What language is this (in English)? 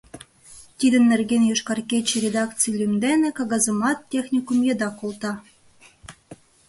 Mari